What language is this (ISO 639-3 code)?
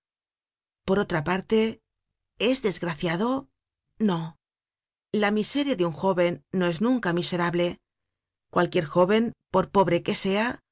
spa